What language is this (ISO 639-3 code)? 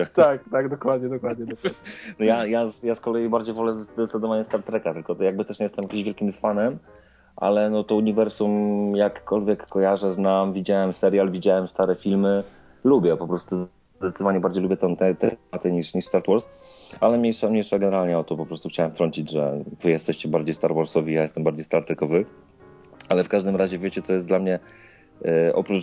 pol